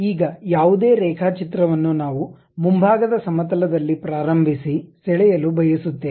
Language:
Kannada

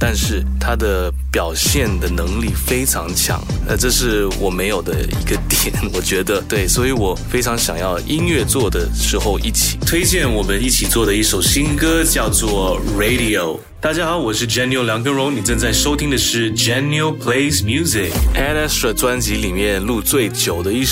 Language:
Chinese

